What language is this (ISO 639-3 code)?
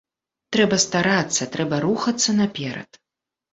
bel